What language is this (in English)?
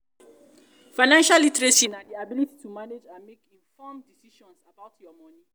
Nigerian Pidgin